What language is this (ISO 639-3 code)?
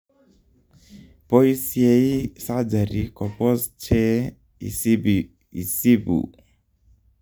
kln